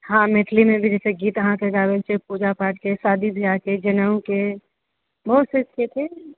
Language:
Maithili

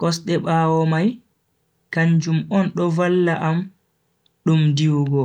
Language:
Bagirmi Fulfulde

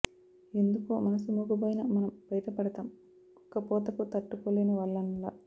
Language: Telugu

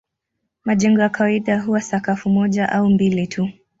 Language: Swahili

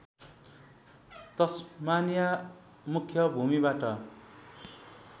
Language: Nepali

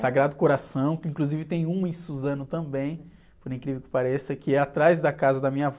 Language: Portuguese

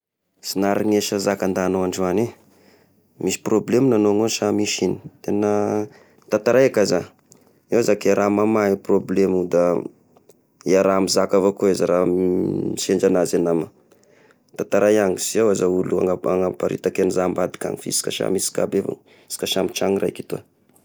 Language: Tesaka Malagasy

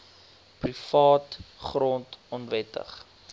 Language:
Afrikaans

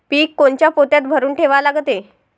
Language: Marathi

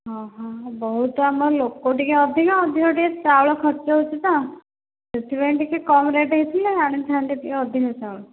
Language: Odia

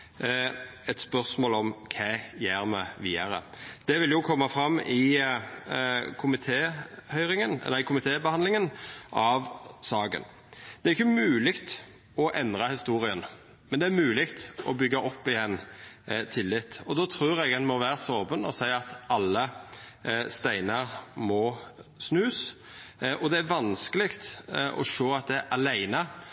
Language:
Norwegian Nynorsk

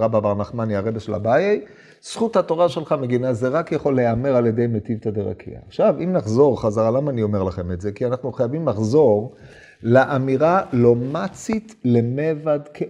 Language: Hebrew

